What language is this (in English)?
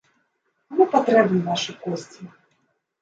Belarusian